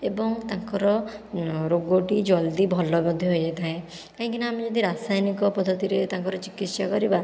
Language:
Odia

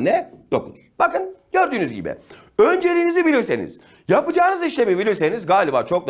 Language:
Turkish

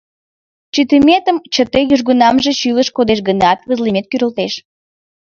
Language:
Mari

